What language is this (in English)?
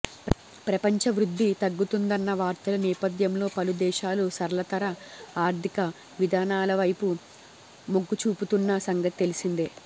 Telugu